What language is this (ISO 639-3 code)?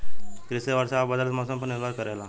bho